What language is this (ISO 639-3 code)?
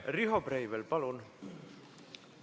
est